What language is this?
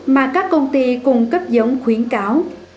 Vietnamese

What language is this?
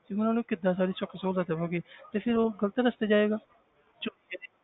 Punjabi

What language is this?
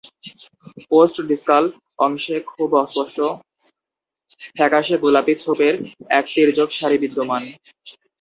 Bangla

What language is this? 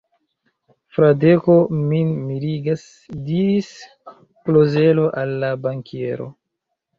Esperanto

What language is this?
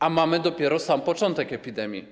Polish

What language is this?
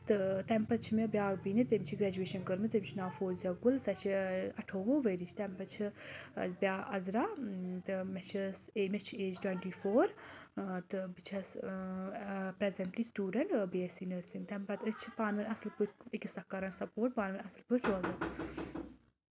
Kashmiri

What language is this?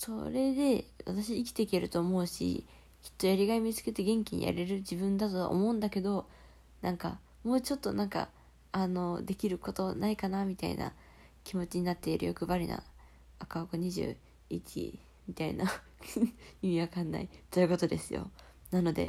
Japanese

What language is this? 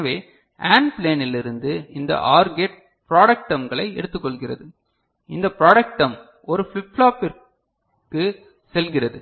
Tamil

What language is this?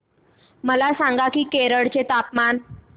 Marathi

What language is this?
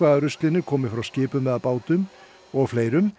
Icelandic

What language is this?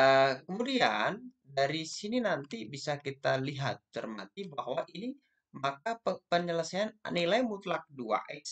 Indonesian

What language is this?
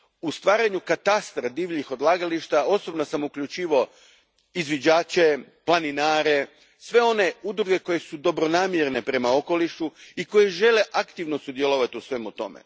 Croatian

